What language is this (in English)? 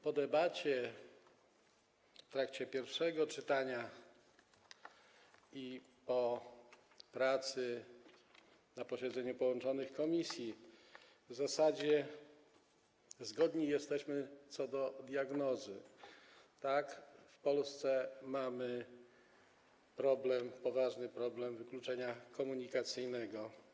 Polish